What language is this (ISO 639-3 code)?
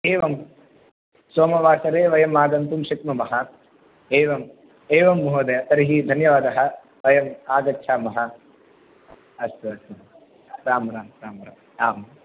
san